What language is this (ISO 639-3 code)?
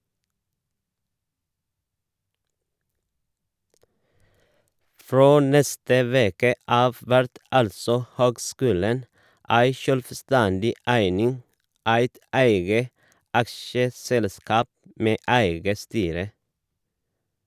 nor